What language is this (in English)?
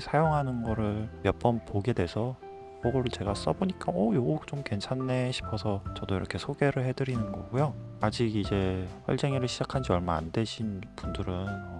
Korean